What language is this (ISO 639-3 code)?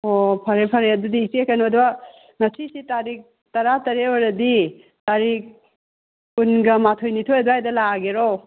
mni